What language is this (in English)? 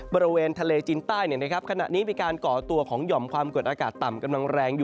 Thai